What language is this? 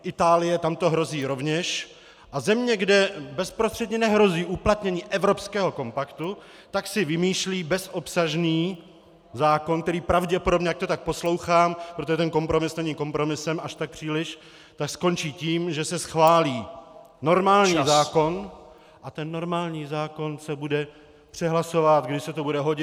Czech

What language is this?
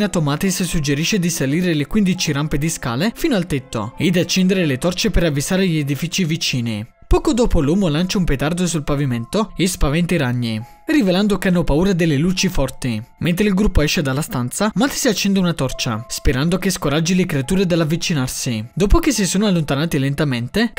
Italian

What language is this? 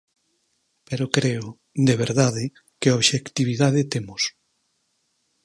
Galician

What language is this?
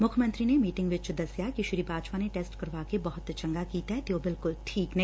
Punjabi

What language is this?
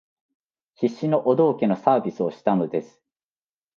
Japanese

